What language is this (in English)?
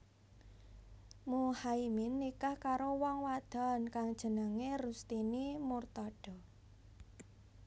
Javanese